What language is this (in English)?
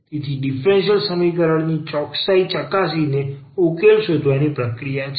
Gujarati